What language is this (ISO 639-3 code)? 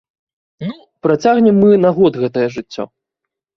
bel